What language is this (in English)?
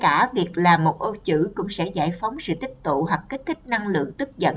Vietnamese